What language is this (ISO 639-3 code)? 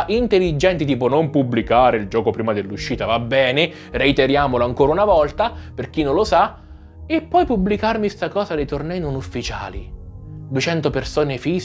ita